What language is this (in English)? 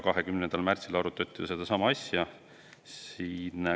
Estonian